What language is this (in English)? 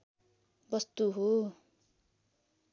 Nepali